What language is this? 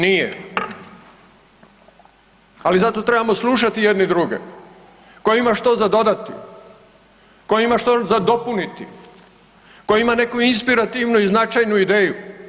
Croatian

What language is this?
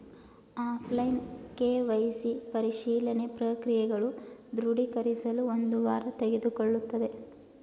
Kannada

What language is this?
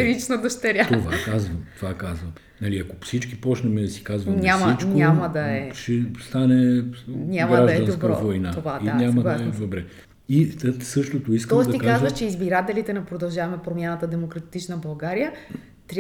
Bulgarian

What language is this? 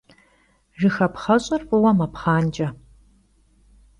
Kabardian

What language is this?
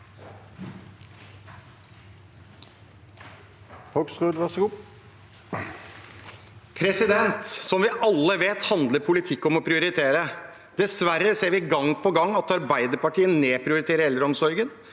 Norwegian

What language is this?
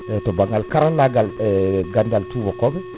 Fula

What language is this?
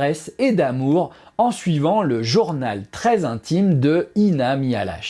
French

